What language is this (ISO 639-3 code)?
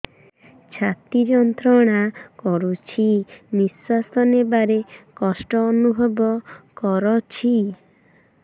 ori